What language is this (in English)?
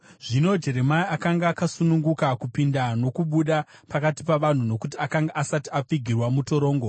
Shona